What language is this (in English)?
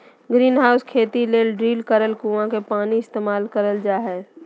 Magahi